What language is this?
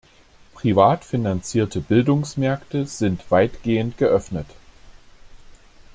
German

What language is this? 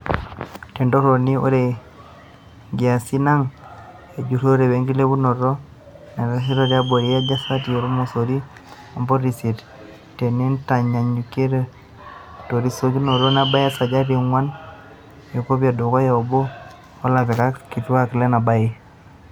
Masai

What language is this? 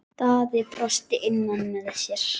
Icelandic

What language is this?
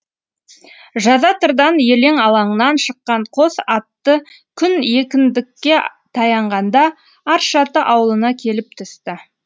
Kazakh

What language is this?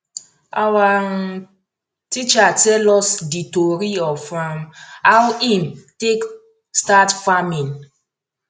Nigerian Pidgin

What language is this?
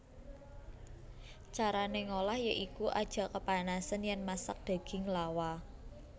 Javanese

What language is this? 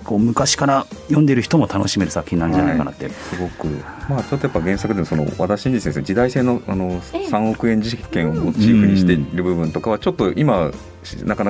Japanese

